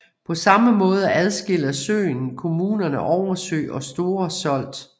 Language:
Danish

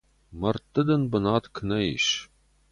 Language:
Ossetic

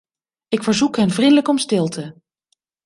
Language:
Dutch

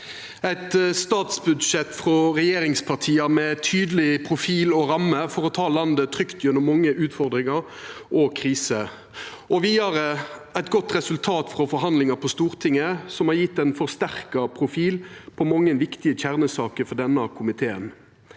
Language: Norwegian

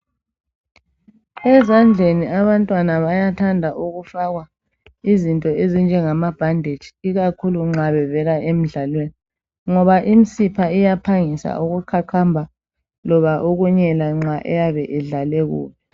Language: North Ndebele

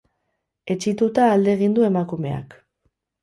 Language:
Basque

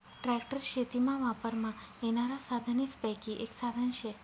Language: Marathi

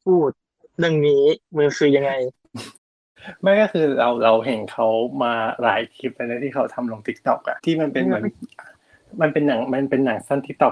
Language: Thai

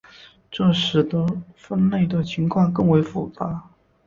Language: Chinese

